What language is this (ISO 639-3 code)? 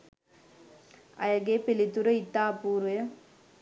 sin